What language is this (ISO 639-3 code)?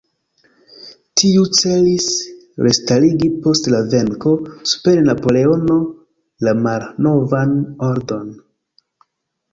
epo